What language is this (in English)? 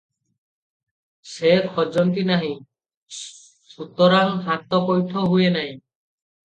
Odia